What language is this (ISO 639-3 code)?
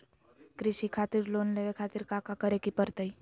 mag